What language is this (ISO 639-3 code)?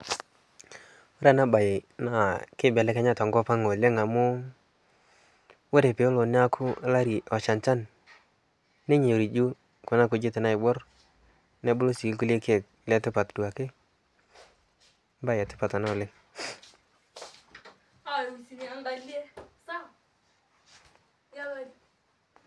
mas